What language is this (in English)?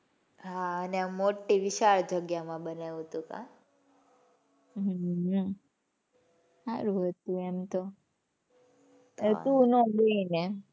Gujarati